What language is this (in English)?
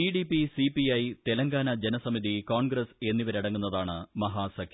Malayalam